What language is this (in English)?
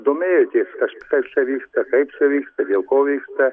Lithuanian